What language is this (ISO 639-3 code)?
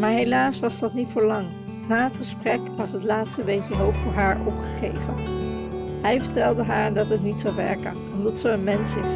nld